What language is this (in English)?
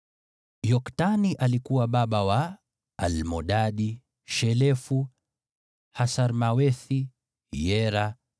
Swahili